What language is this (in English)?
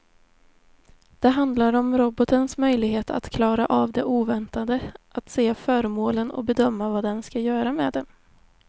Swedish